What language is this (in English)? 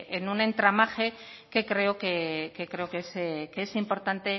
Spanish